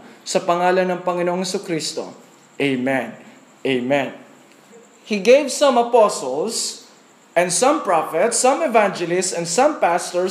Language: Filipino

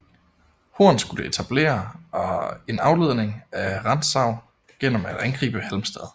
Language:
Danish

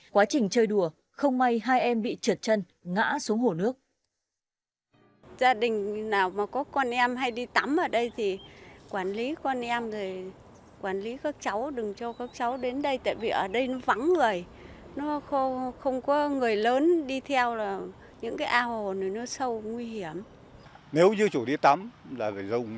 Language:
Vietnamese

